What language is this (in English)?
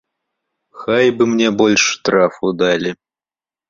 Belarusian